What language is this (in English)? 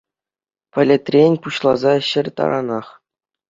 Chuvash